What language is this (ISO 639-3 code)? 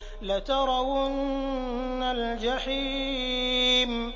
ara